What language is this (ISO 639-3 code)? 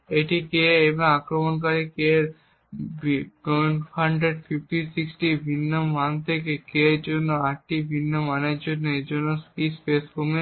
ben